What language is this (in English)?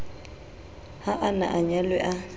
Southern Sotho